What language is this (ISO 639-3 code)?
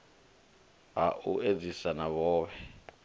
ven